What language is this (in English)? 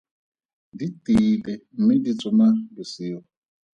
Tswana